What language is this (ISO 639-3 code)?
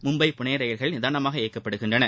tam